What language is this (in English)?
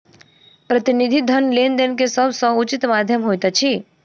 Maithili